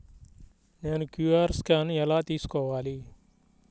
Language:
Telugu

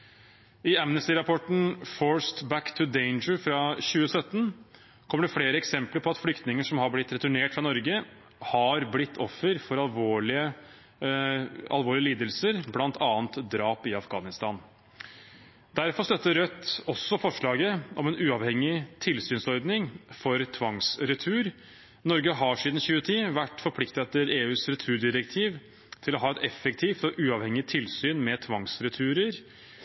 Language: Norwegian Bokmål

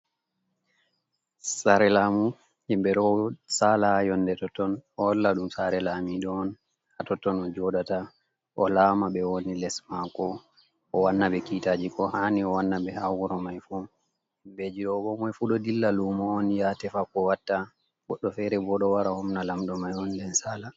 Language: Fula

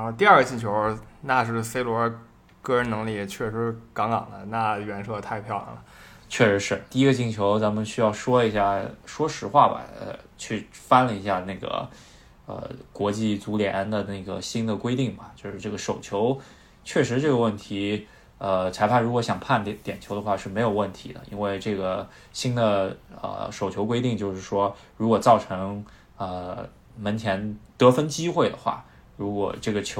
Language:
Chinese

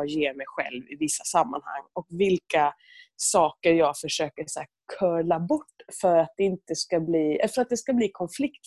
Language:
Swedish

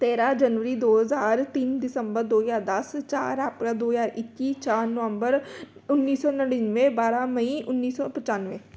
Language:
Punjabi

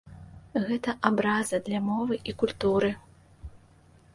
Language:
Belarusian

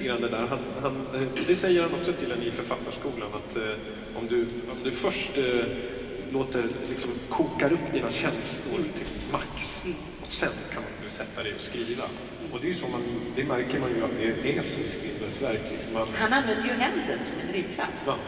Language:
Swedish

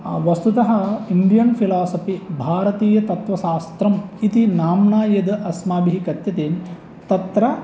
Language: Sanskrit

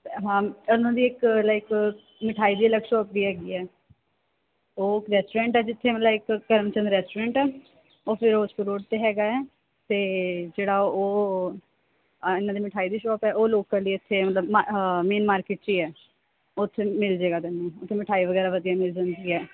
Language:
Punjabi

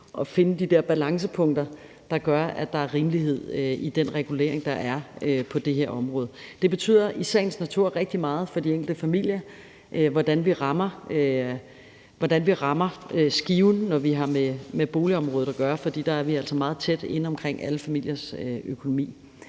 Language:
Danish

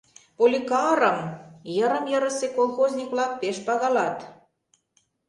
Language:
Mari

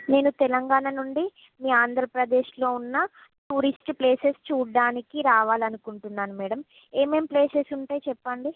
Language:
Telugu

